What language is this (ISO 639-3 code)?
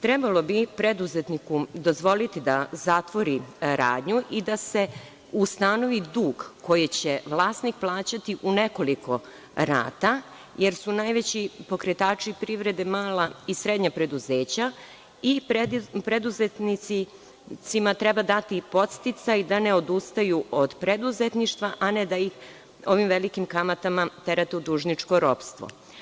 srp